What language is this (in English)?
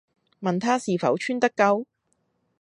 Cantonese